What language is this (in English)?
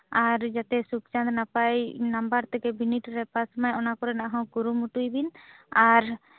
Santali